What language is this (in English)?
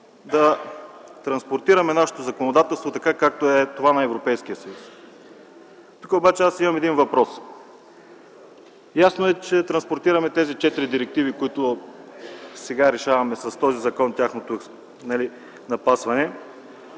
Bulgarian